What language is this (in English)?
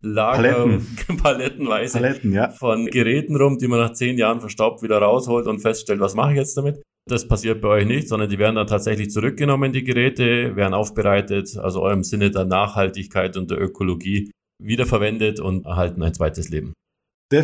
German